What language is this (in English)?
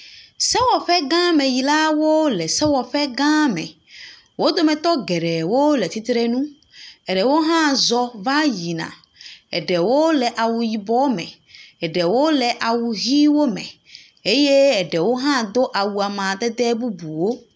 Ewe